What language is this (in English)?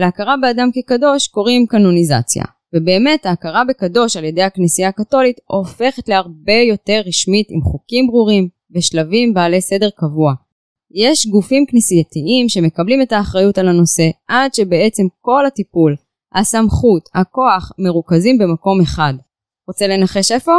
Hebrew